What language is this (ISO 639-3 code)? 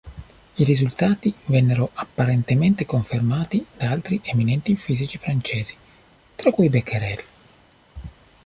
ita